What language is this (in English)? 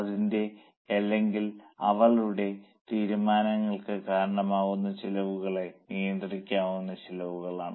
Malayalam